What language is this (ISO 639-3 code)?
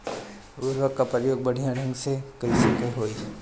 bho